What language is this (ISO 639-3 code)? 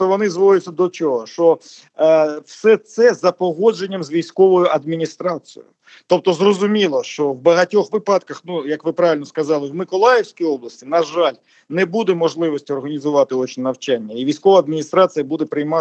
ukr